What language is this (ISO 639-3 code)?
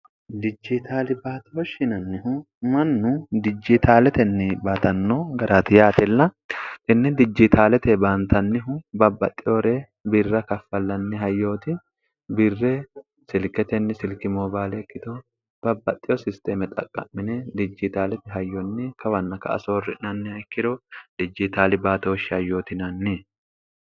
sid